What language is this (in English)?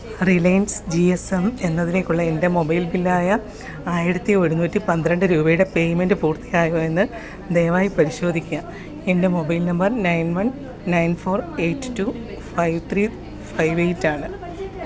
Malayalam